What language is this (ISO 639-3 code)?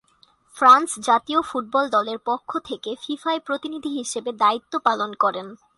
ben